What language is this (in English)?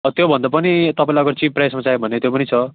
Nepali